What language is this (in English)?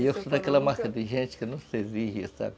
Portuguese